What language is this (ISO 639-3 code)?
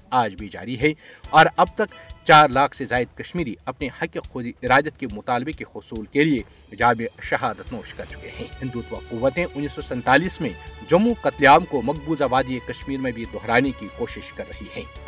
urd